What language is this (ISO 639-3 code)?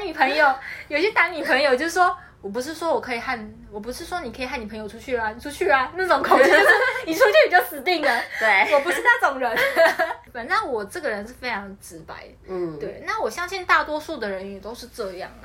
zho